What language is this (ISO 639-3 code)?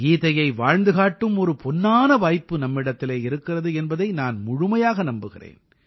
tam